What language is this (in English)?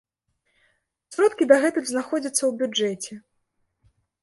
Belarusian